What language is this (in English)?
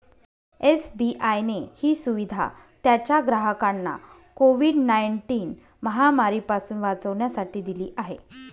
Marathi